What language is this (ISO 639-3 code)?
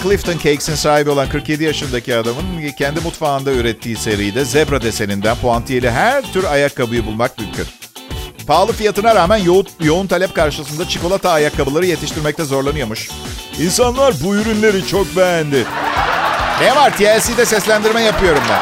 tur